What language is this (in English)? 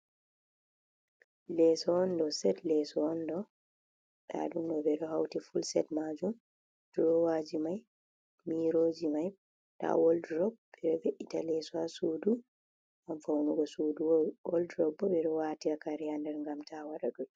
Fula